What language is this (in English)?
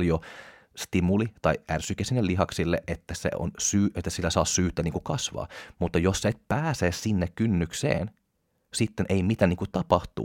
Finnish